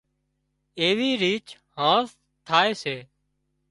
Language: Wadiyara Koli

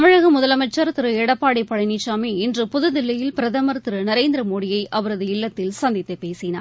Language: Tamil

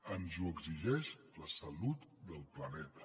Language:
Catalan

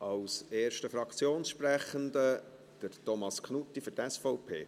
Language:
Swiss German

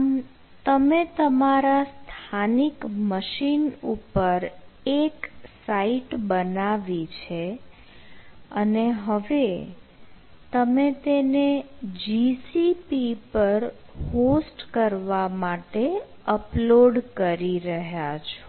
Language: Gujarati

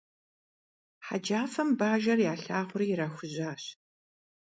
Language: Kabardian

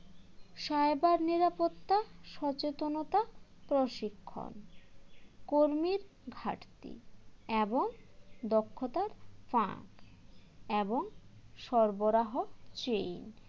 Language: Bangla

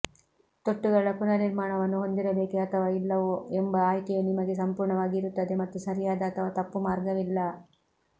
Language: Kannada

